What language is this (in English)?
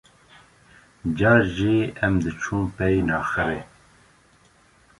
Kurdish